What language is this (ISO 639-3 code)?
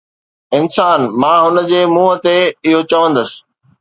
snd